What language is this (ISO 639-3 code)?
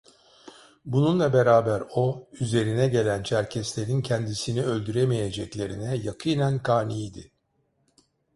tur